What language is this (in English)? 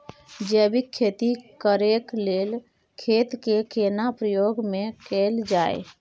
Maithili